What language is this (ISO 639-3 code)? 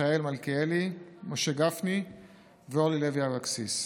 heb